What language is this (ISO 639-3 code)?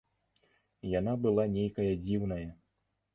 bel